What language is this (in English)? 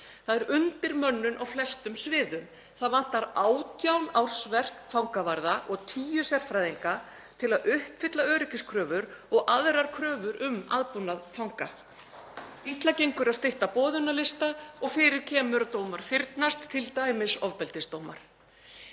Icelandic